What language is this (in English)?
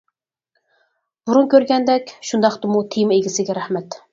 Uyghur